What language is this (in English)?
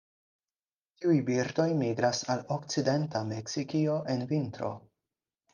Esperanto